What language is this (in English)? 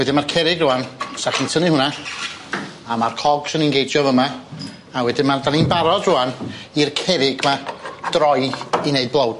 Welsh